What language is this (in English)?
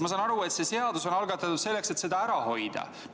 Estonian